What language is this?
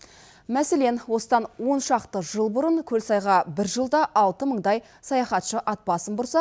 Kazakh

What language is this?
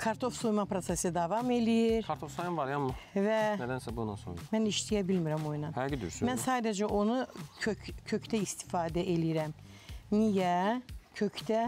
Turkish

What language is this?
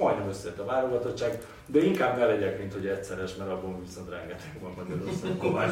Hungarian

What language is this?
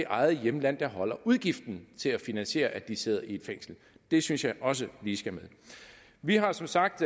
Danish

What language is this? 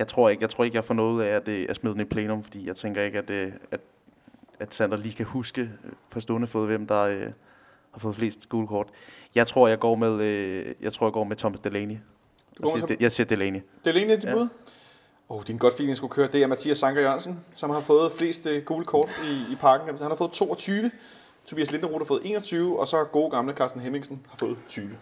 Danish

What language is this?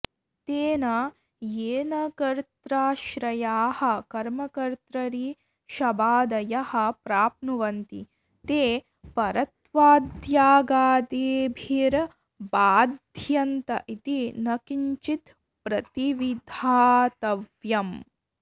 Sanskrit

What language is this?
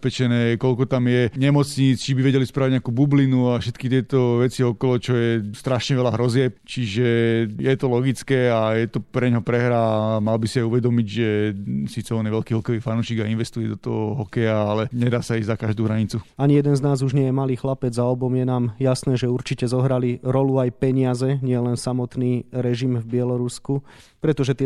Slovak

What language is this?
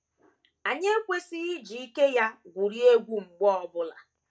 Igbo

